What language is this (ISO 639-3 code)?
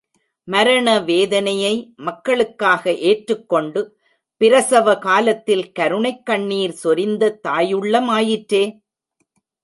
tam